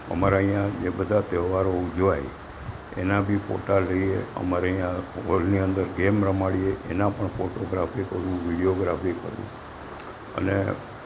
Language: Gujarati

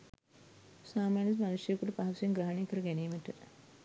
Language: Sinhala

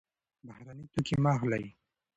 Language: Pashto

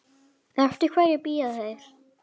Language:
Icelandic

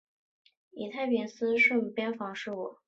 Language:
Chinese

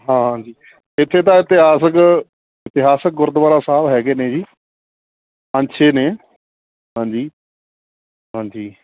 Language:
Punjabi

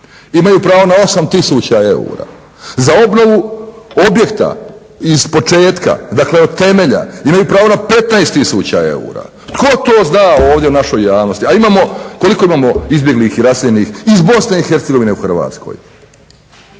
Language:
Croatian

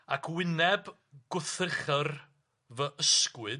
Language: Welsh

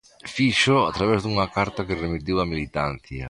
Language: Galician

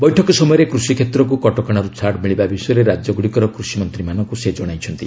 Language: Odia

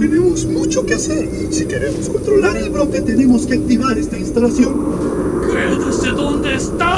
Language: Spanish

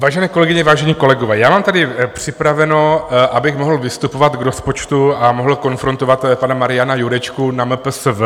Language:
Czech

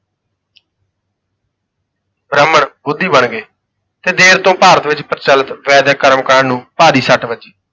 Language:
Punjabi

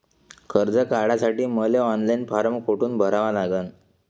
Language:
Marathi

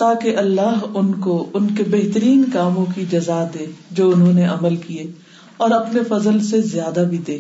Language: Urdu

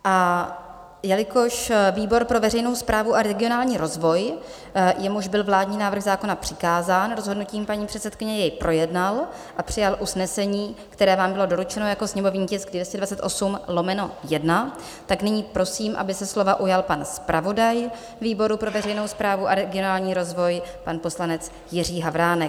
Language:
Czech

